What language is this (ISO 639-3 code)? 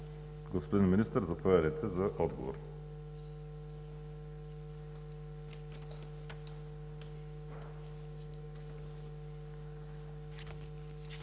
bul